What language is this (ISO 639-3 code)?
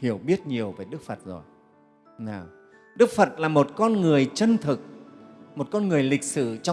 vie